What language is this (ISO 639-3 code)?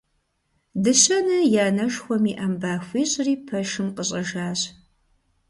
kbd